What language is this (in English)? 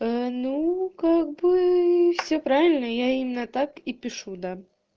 Russian